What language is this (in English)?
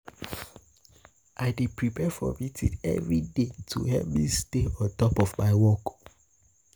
Nigerian Pidgin